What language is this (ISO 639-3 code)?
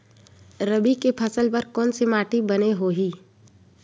hne